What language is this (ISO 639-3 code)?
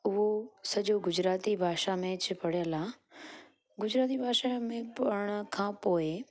snd